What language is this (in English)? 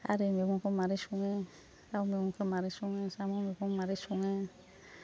Bodo